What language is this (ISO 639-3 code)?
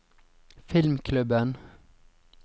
nor